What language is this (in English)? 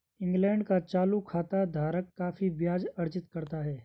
Hindi